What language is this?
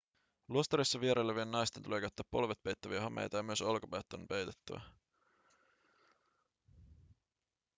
Finnish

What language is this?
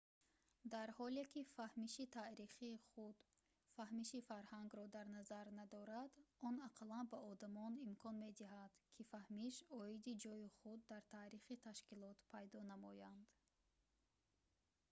Tajik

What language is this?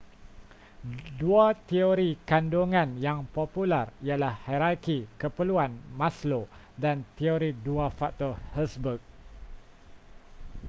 Malay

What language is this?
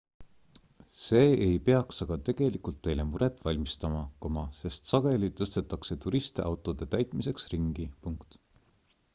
Estonian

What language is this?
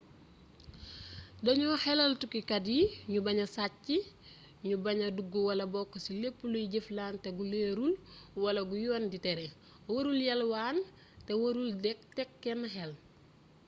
Wolof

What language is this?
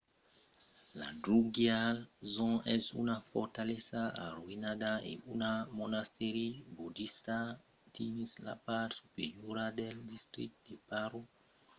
Occitan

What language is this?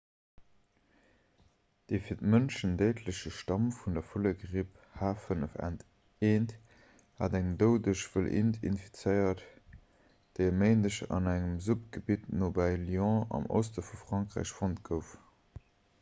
Luxembourgish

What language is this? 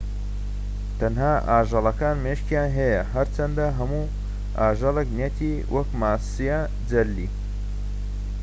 Central Kurdish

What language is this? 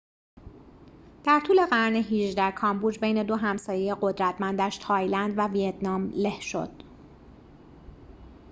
Persian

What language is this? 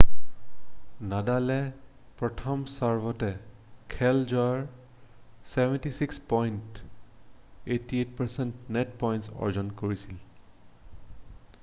Assamese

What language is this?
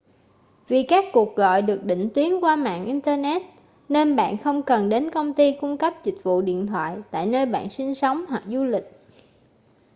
Vietnamese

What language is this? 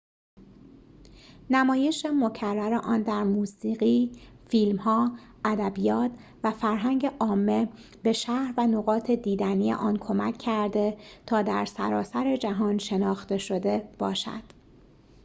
Persian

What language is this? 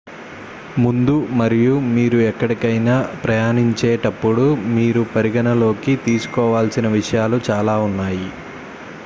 Telugu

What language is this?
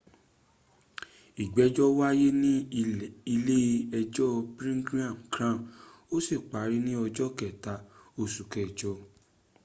Yoruba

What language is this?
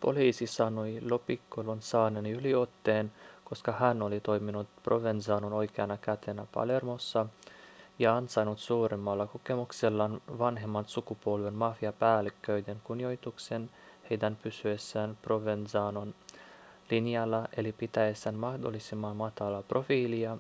Finnish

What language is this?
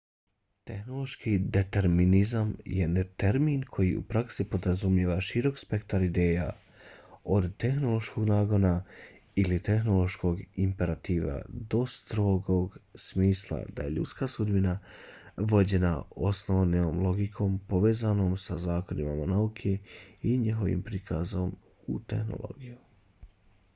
Bosnian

